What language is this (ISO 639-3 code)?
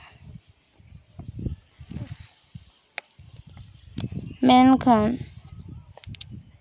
sat